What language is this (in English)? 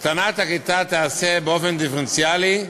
Hebrew